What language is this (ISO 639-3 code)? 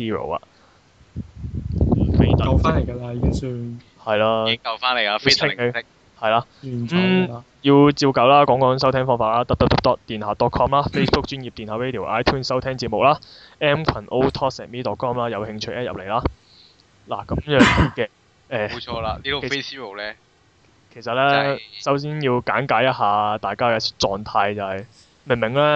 zho